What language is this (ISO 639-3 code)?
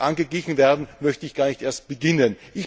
deu